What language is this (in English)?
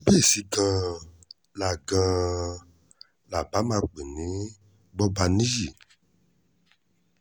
Yoruba